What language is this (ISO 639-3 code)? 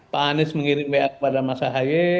ind